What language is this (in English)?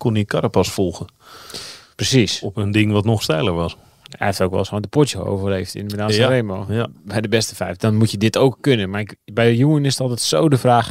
Dutch